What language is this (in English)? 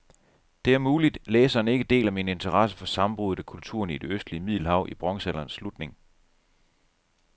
Danish